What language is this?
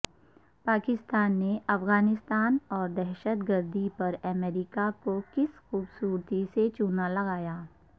Urdu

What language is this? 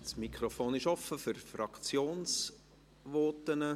Swiss German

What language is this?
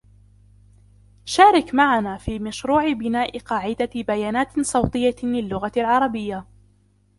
Arabic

